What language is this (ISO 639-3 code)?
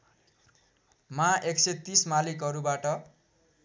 nep